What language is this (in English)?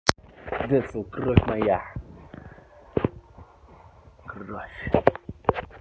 Russian